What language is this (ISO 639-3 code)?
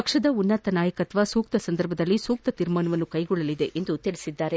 kan